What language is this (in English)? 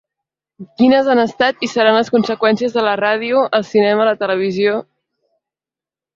Catalan